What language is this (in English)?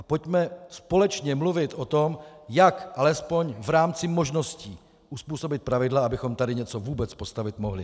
Czech